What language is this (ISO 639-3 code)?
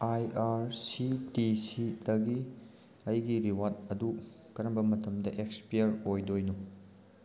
mni